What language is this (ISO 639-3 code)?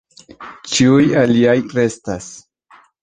epo